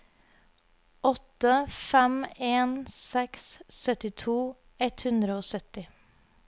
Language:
Norwegian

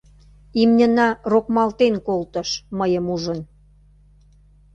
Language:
Mari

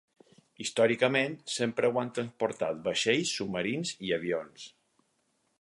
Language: Catalan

